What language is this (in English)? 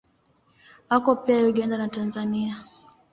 Swahili